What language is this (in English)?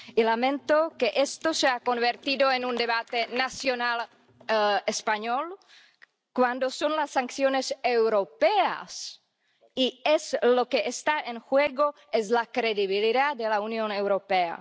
Spanish